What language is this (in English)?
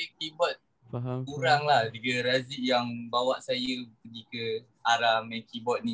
Malay